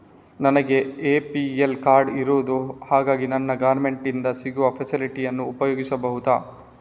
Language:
Kannada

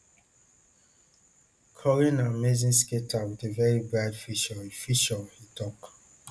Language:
Nigerian Pidgin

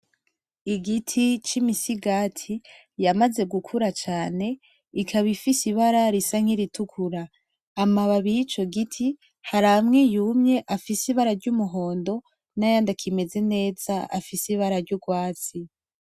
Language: Rundi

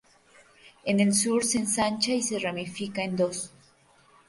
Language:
Spanish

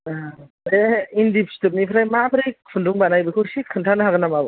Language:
Bodo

